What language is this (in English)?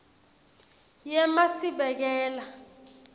Swati